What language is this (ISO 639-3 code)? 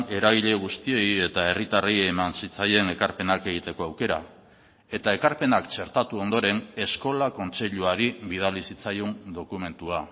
eus